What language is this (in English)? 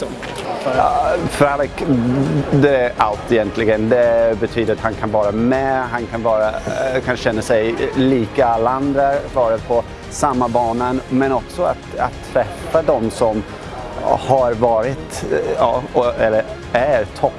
Swedish